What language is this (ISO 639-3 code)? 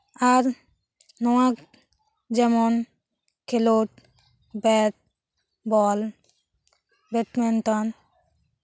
sat